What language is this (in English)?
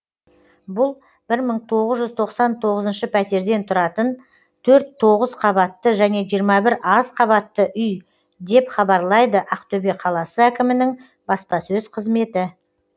Kazakh